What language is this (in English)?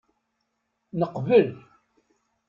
Kabyle